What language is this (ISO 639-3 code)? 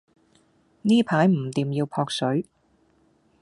yue